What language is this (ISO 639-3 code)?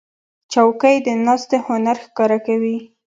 pus